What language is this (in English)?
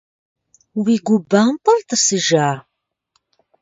Kabardian